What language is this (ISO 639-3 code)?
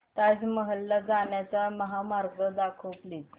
mar